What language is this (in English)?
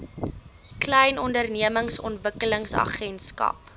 Afrikaans